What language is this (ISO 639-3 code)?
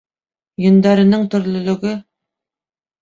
bak